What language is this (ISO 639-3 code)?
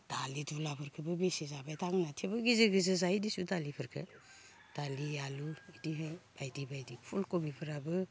brx